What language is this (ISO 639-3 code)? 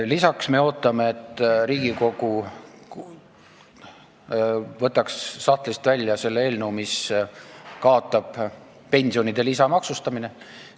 est